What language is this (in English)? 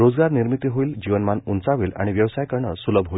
Marathi